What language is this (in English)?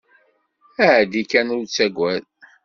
Kabyle